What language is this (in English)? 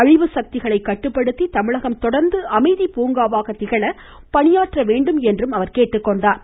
Tamil